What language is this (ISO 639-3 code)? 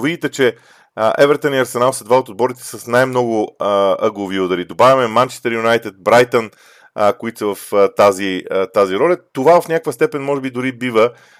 bul